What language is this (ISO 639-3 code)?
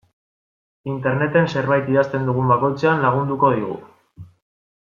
eus